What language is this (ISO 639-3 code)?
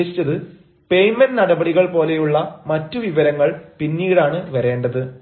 mal